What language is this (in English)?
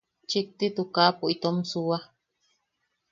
Yaqui